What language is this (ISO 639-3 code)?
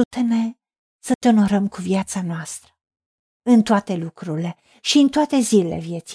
ron